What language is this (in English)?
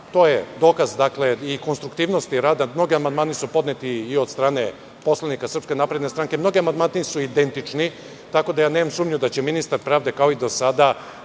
Serbian